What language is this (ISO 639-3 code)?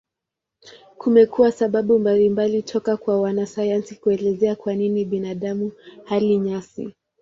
swa